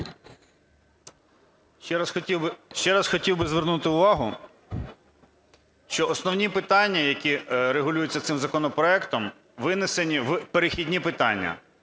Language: Ukrainian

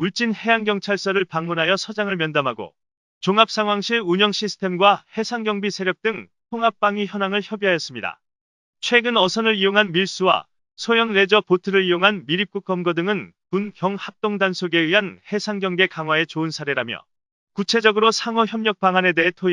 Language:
Korean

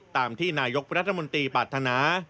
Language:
Thai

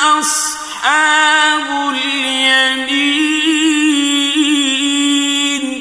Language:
Arabic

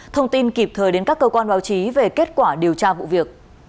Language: Vietnamese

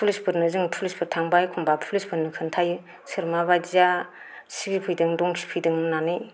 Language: Bodo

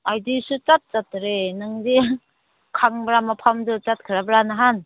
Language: Manipuri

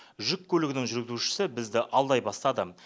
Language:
Kazakh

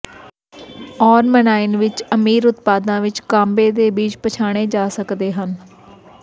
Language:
Punjabi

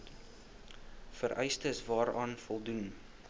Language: Afrikaans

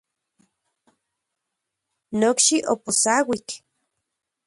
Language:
Central Puebla Nahuatl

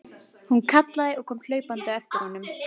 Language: Icelandic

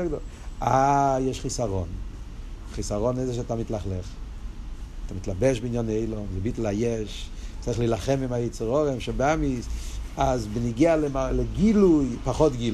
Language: Hebrew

